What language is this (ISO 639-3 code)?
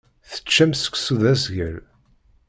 kab